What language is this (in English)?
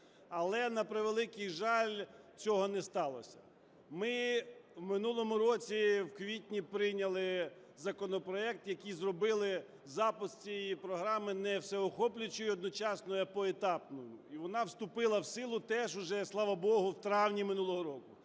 Ukrainian